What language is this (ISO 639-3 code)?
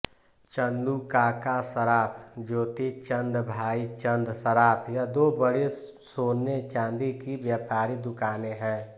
hin